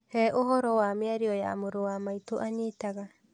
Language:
Kikuyu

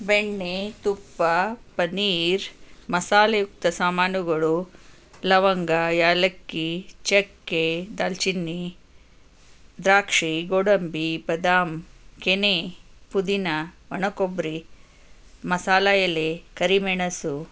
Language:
Kannada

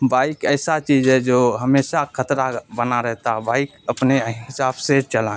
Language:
Urdu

